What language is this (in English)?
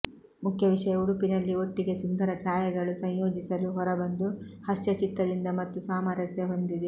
Kannada